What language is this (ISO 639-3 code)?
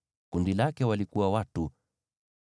swa